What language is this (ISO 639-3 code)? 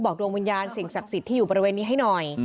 tha